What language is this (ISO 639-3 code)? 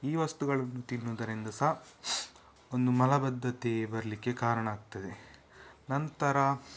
kan